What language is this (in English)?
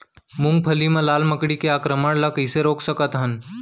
Chhattisgarhi